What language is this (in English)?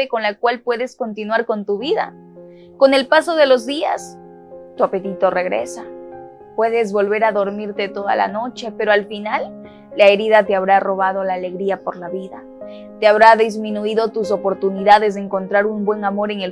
Spanish